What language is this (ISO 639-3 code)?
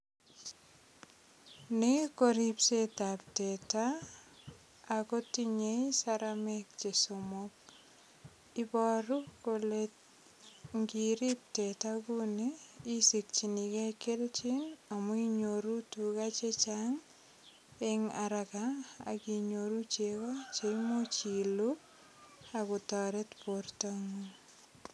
kln